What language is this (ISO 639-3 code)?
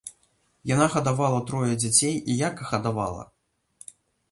bel